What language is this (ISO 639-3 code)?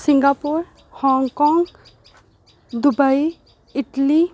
doi